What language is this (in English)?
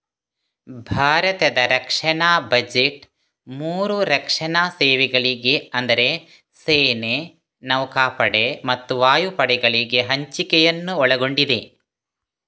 Kannada